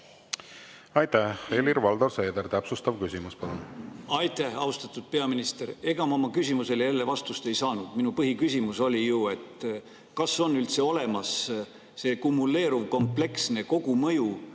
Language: Estonian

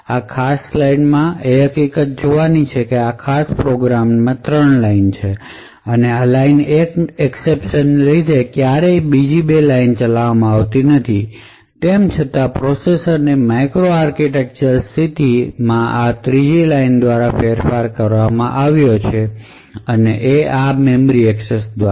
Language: Gujarati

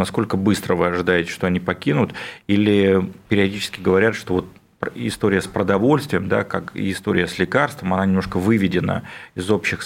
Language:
Russian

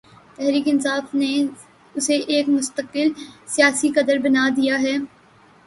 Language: Urdu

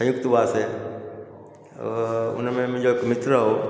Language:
Sindhi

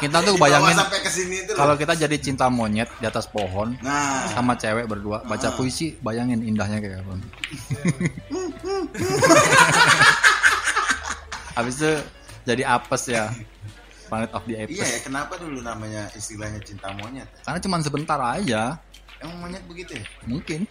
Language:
Indonesian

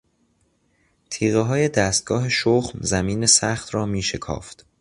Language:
Persian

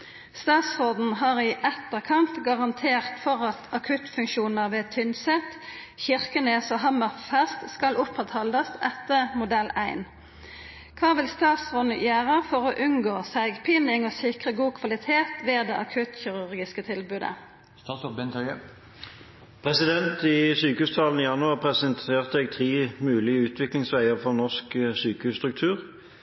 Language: Norwegian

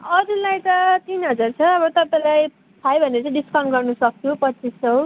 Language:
Nepali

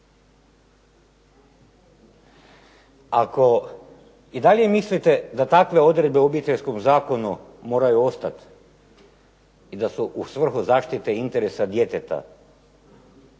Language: Croatian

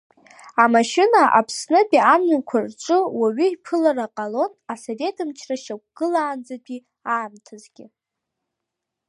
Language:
Abkhazian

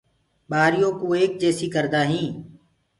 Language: Gurgula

